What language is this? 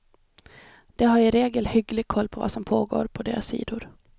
Swedish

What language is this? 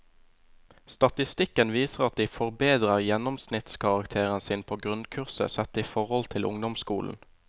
Norwegian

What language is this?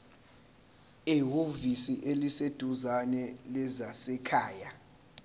Zulu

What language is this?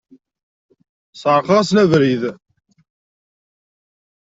Kabyle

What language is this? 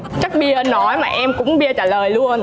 Vietnamese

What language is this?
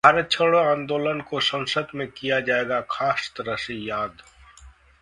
Hindi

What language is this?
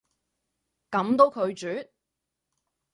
Cantonese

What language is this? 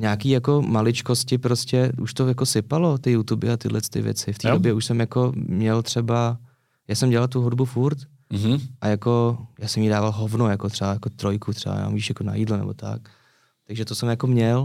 Czech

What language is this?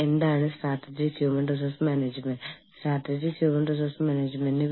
Malayalam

